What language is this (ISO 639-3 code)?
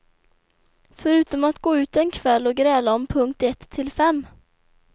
swe